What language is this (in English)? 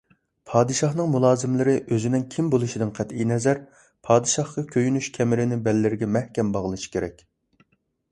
Uyghur